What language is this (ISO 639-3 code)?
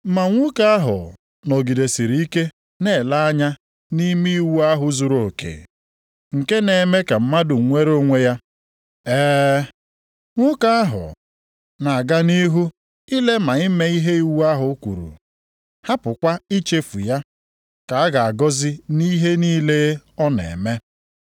ibo